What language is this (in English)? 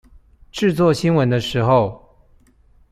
Chinese